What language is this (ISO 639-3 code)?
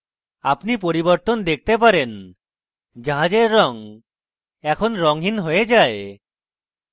ben